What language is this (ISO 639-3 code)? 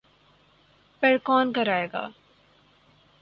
urd